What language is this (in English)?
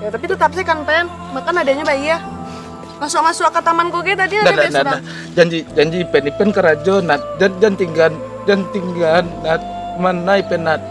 Indonesian